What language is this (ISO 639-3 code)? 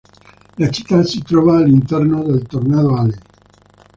ita